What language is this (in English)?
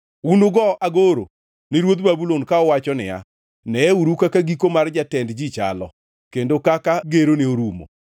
Luo (Kenya and Tanzania)